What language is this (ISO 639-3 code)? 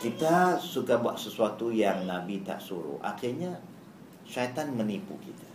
msa